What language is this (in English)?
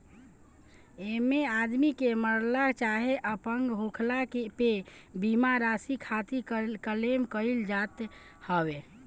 Bhojpuri